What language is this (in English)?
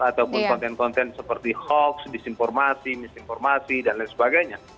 Indonesian